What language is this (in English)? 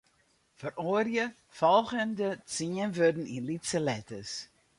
Western Frisian